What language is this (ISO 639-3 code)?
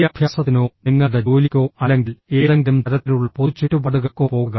mal